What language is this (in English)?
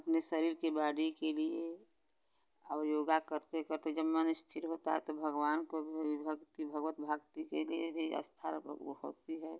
Hindi